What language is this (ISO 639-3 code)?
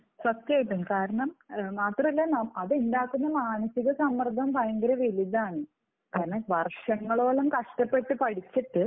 mal